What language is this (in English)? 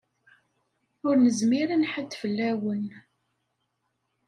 Kabyle